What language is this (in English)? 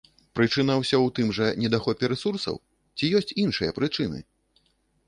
Belarusian